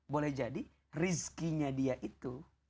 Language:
Indonesian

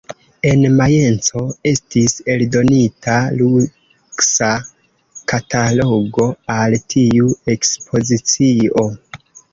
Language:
Esperanto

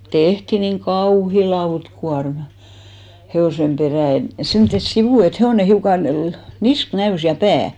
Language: Finnish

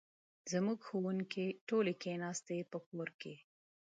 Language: Pashto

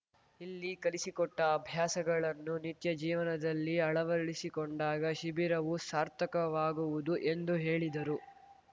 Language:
Kannada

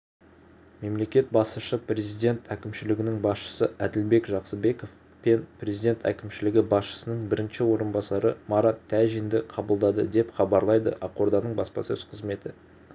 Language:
Kazakh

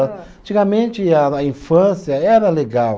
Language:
Portuguese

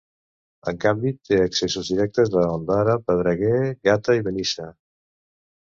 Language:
Catalan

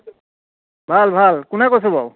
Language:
Assamese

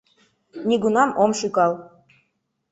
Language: Mari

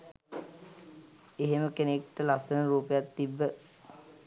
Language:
Sinhala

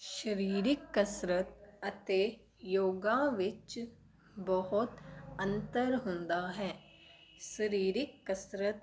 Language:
Punjabi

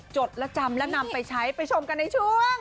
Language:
Thai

